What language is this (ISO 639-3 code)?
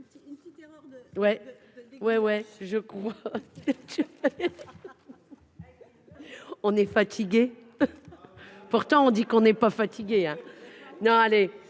fra